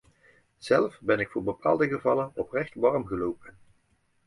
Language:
Dutch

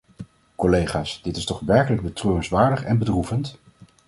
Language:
Dutch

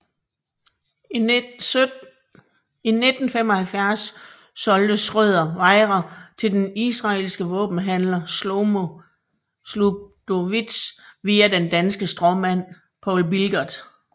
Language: Danish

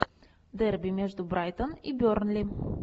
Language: Russian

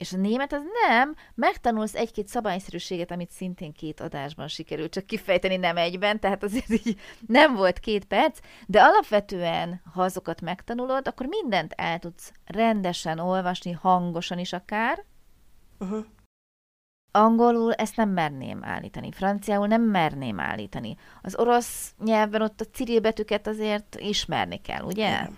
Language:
Hungarian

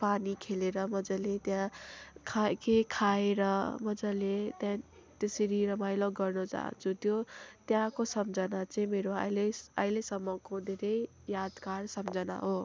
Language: Nepali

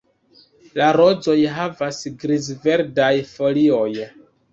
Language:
Esperanto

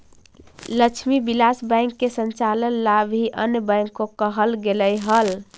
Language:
Magahi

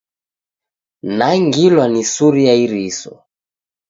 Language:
Taita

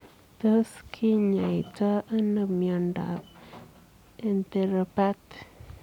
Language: Kalenjin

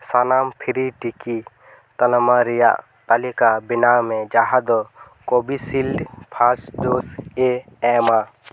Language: Santali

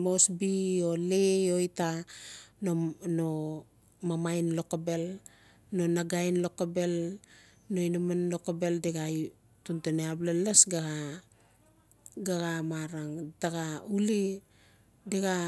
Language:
Notsi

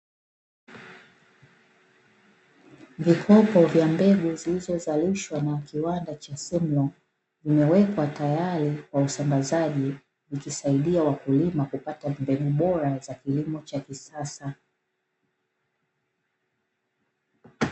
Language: Swahili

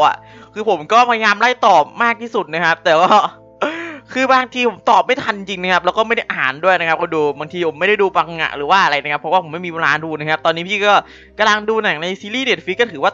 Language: Thai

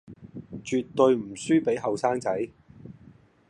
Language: Cantonese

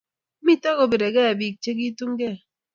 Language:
Kalenjin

